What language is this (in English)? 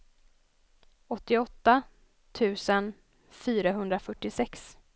Swedish